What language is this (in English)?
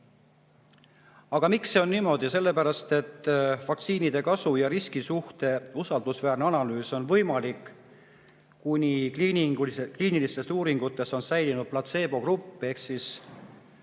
Estonian